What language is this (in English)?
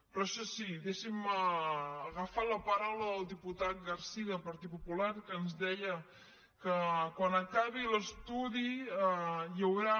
Catalan